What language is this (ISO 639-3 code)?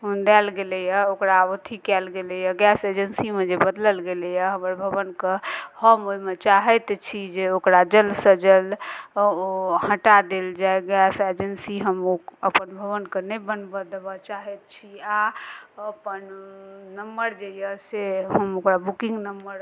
mai